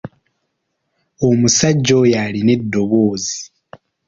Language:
Ganda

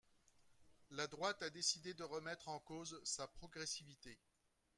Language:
French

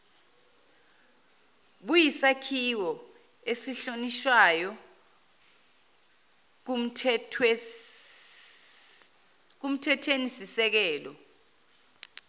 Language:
Zulu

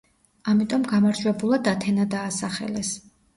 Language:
Georgian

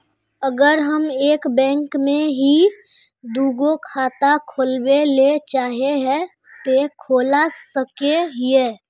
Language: Magahi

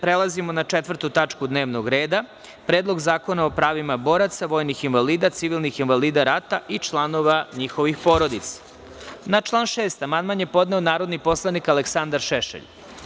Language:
Serbian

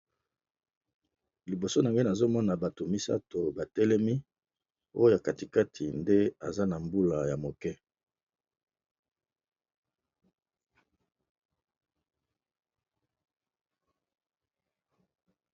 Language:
Lingala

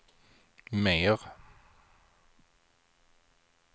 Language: Swedish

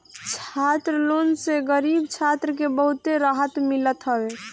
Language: Bhojpuri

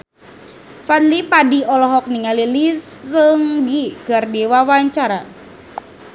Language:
Sundanese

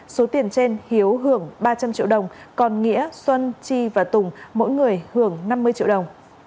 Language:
Vietnamese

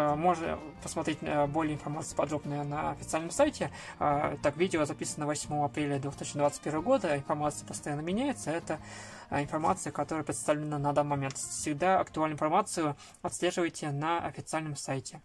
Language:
Russian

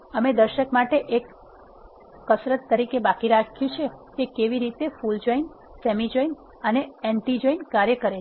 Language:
Gujarati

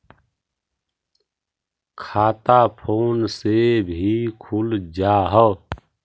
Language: Magahi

